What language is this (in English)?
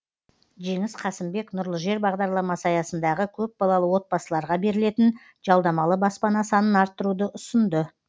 Kazakh